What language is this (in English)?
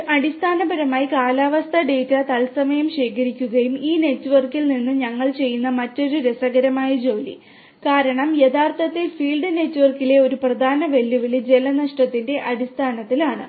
Malayalam